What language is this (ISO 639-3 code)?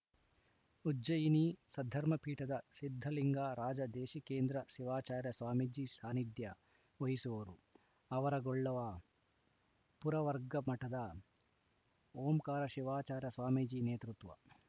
kan